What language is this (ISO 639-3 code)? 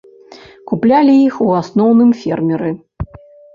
bel